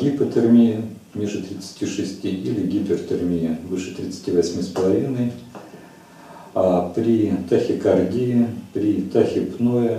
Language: Russian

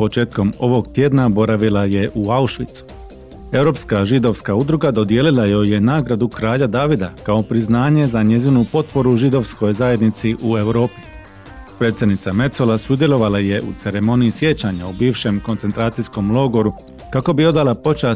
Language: Croatian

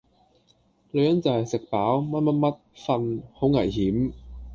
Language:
Cantonese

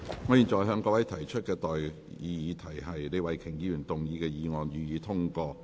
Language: Cantonese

